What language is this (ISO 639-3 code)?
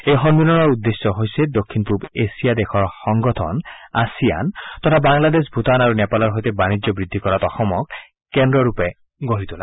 asm